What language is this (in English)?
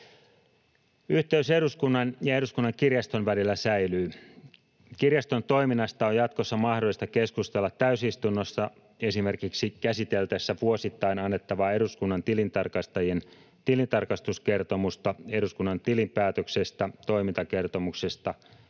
Finnish